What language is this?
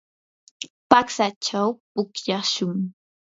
Yanahuanca Pasco Quechua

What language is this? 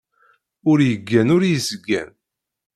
Kabyle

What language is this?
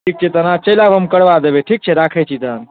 Maithili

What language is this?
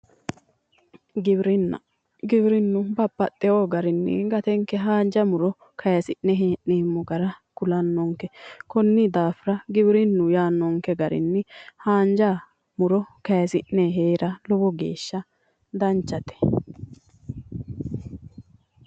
Sidamo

